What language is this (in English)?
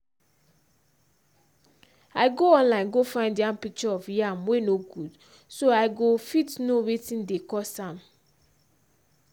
Nigerian Pidgin